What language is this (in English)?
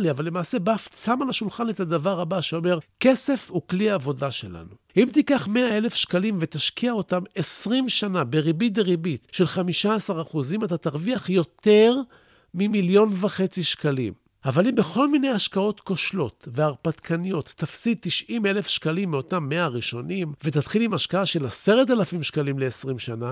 Hebrew